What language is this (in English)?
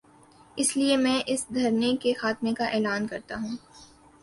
Urdu